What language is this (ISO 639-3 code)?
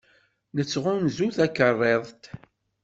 kab